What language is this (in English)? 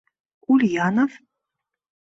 Mari